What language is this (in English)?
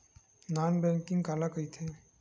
Chhattisgarhi